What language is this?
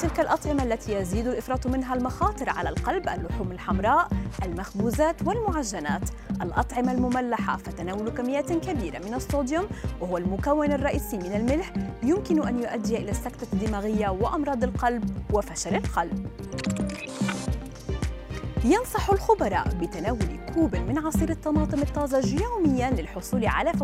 Arabic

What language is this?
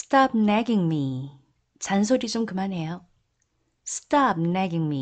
Korean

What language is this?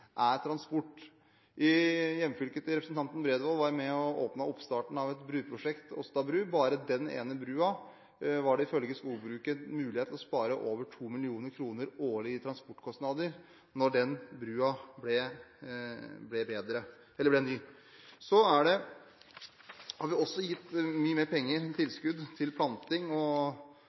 Norwegian Bokmål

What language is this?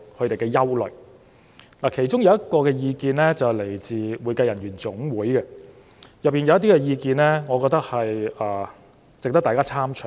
Cantonese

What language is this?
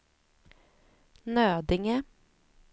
Swedish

